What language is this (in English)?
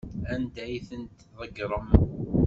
Kabyle